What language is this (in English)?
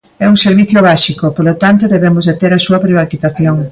Galician